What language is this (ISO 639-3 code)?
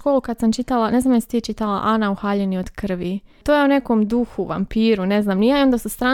hrv